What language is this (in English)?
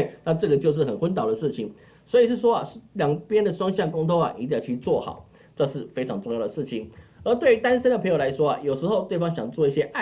Chinese